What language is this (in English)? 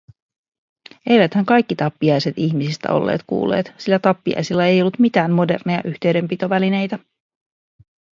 Finnish